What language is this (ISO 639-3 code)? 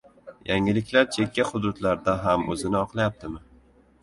uzb